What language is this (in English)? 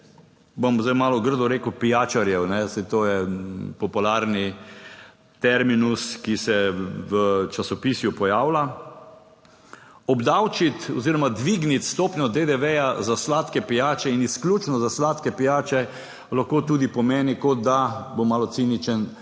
Slovenian